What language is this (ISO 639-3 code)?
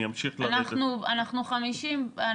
heb